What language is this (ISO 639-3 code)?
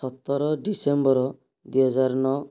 ori